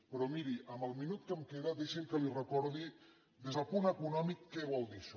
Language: Catalan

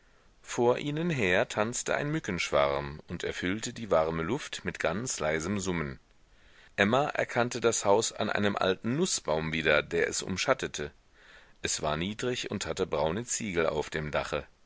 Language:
German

